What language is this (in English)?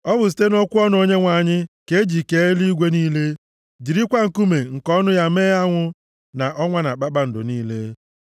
Igbo